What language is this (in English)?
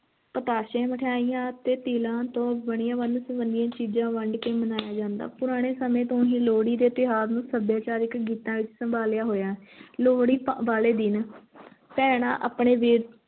Punjabi